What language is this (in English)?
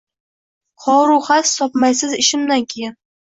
Uzbek